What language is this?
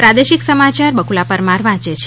Gujarati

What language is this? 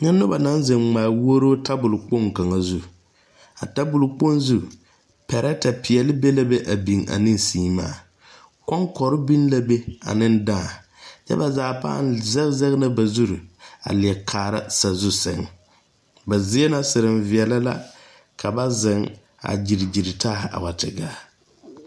Southern Dagaare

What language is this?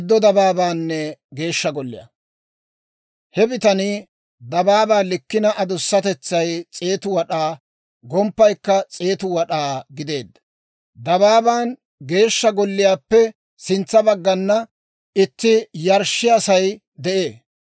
Dawro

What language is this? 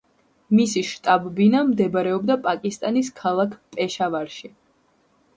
Georgian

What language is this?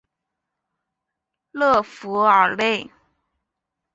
Chinese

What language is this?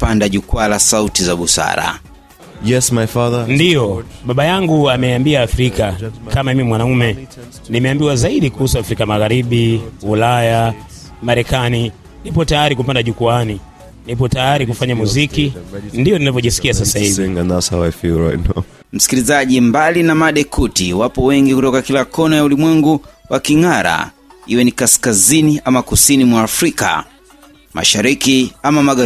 Swahili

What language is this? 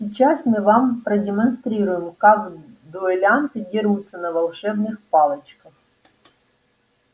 Russian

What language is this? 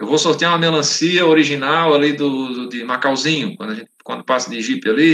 Portuguese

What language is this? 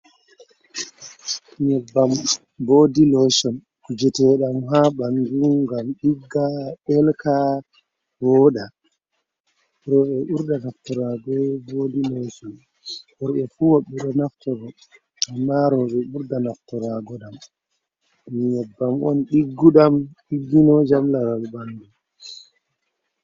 Fula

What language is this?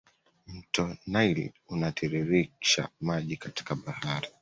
Swahili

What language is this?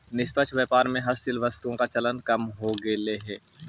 Magahi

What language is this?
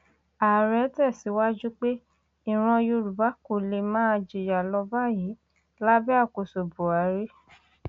Yoruba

